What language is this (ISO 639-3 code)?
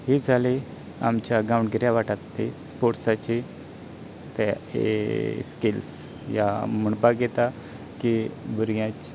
kok